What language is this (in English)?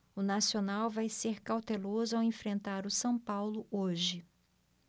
Portuguese